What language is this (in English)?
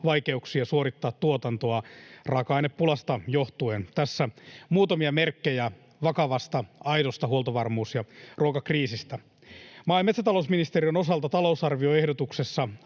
Finnish